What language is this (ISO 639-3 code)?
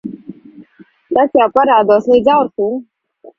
lav